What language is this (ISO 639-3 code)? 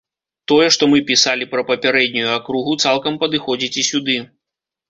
bel